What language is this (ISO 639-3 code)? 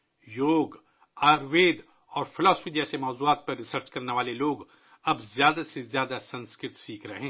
urd